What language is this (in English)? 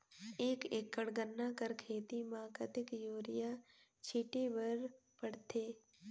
Chhattisgarhi